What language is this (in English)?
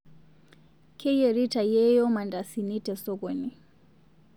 Masai